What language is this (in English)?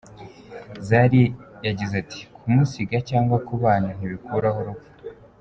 Kinyarwanda